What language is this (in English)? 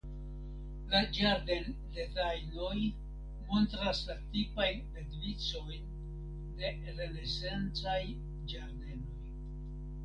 Esperanto